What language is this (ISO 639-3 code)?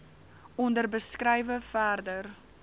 afr